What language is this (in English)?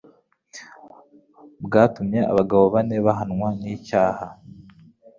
Kinyarwanda